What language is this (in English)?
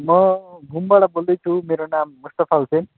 Nepali